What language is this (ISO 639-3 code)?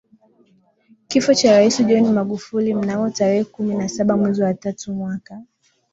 swa